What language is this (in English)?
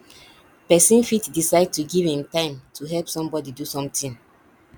Nigerian Pidgin